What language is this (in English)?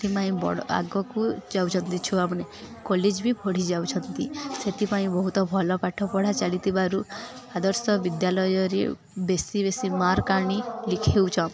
Odia